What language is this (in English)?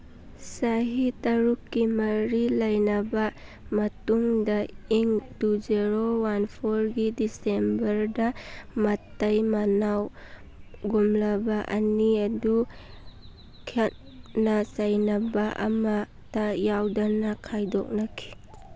Manipuri